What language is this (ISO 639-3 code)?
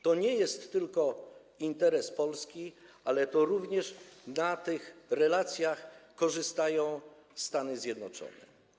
pol